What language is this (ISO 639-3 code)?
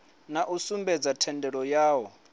ven